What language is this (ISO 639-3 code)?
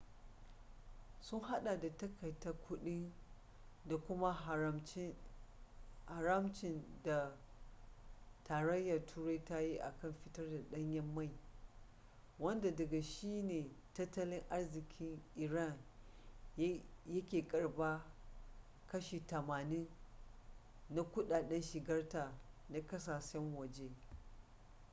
hau